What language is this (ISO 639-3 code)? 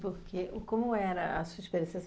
por